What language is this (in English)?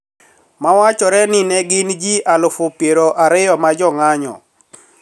Luo (Kenya and Tanzania)